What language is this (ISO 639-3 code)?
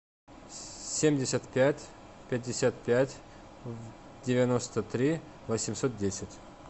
rus